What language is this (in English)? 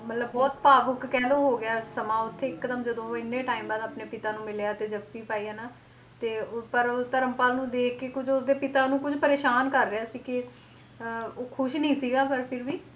Punjabi